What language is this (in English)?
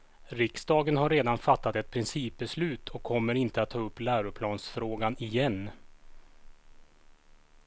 Swedish